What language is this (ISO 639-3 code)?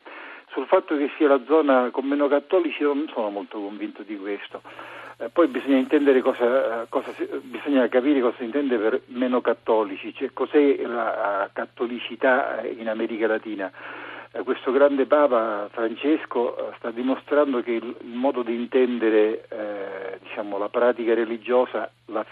ita